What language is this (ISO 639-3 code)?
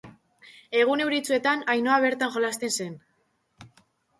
eus